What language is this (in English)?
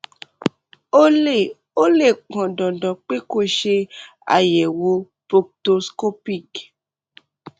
Yoruba